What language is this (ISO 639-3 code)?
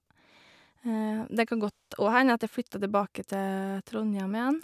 nor